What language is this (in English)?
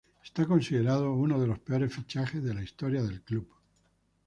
Spanish